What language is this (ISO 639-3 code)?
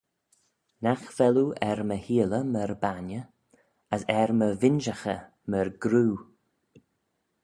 glv